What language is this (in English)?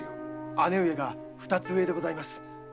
Japanese